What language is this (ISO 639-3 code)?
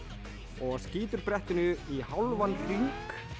isl